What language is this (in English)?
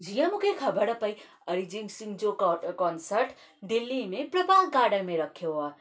Sindhi